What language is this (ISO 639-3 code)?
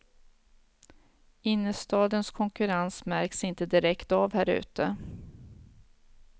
swe